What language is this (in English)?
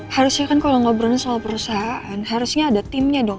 Indonesian